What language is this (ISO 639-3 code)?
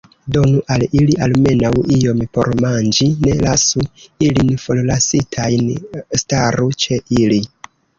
epo